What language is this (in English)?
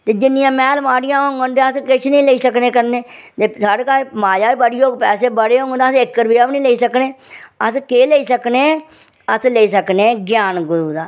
Dogri